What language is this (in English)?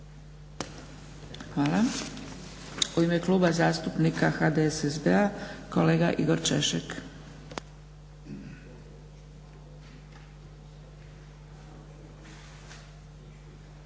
Croatian